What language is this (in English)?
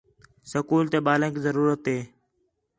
Khetrani